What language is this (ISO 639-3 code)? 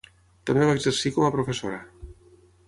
cat